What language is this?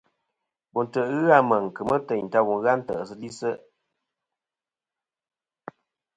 Kom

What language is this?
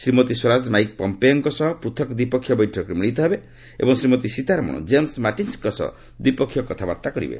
Odia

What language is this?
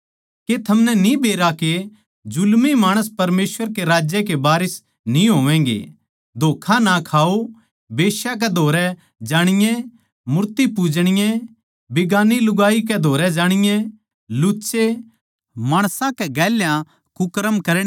Haryanvi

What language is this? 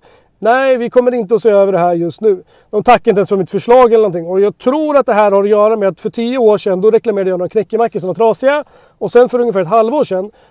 Swedish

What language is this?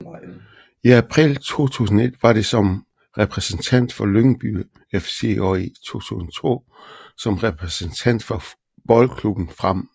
Danish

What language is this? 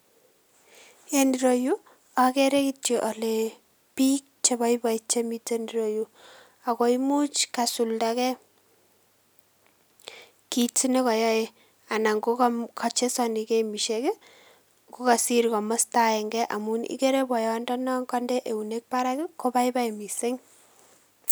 Kalenjin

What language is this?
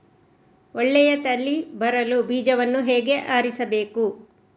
Kannada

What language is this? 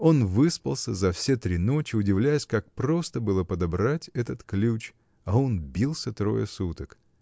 Russian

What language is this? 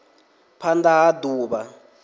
Venda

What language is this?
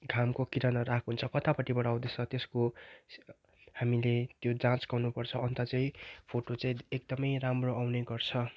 Nepali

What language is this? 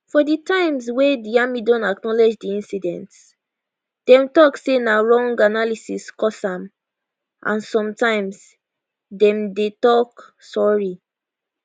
Nigerian Pidgin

